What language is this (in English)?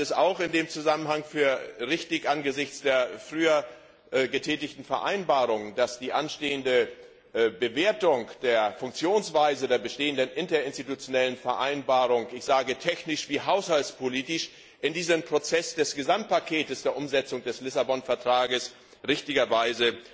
German